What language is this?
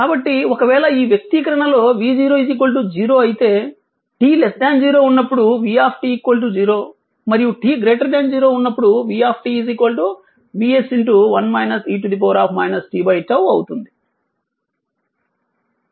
Telugu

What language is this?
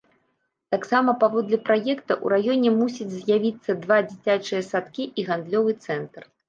Belarusian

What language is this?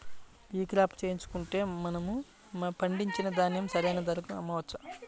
Telugu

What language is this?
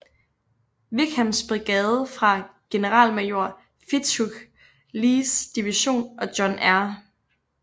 Danish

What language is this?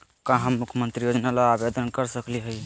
Magahi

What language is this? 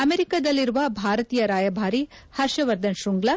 Kannada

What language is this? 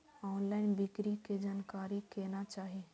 Maithili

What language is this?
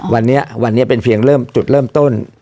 Thai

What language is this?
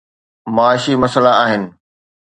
Sindhi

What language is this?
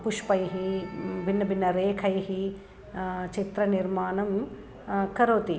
Sanskrit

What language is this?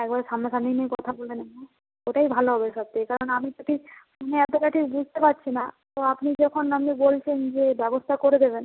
Bangla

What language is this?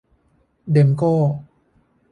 Thai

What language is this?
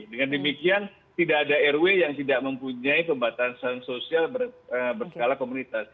Indonesian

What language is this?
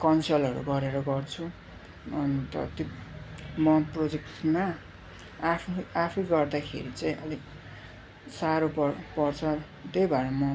Nepali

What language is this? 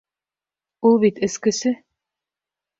Bashkir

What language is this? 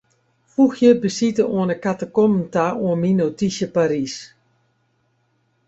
Western Frisian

